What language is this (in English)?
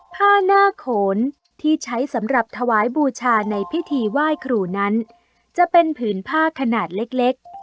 Thai